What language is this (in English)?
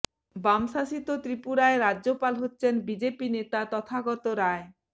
Bangla